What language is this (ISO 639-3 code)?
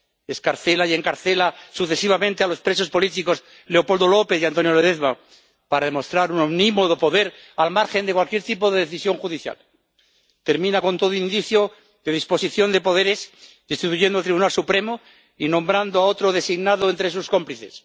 spa